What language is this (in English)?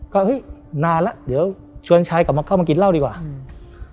Thai